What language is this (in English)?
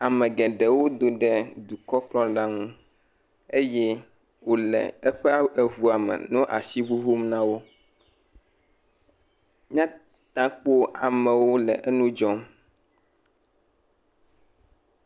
Ewe